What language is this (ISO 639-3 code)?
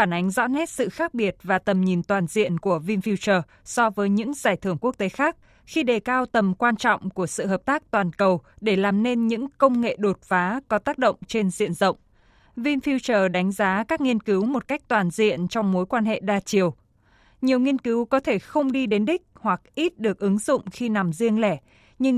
vie